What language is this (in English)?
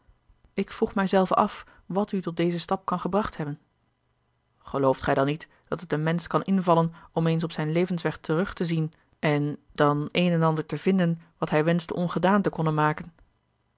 Dutch